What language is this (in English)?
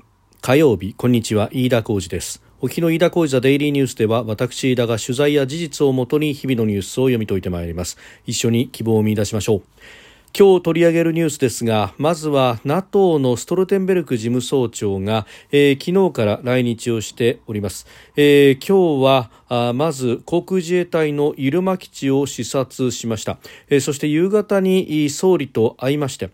Japanese